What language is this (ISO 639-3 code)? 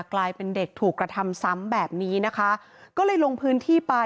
tha